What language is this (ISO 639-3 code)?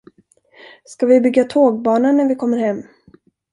swe